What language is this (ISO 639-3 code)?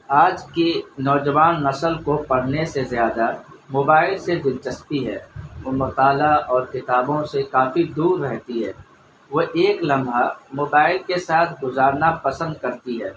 urd